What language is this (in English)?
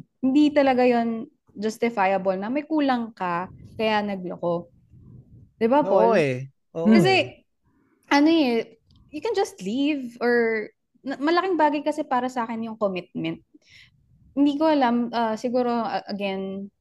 Filipino